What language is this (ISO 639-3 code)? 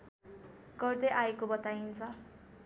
nep